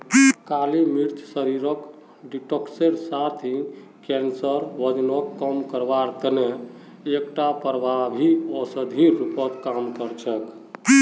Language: Magahi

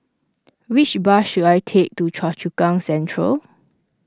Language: English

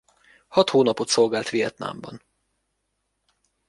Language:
Hungarian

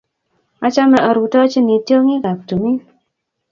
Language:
Kalenjin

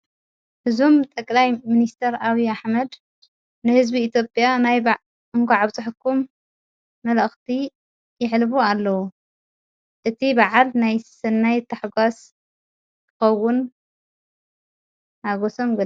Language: Tigrinya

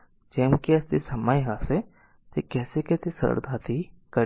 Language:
Gujarati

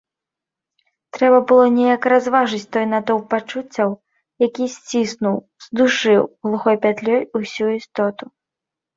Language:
Belarusian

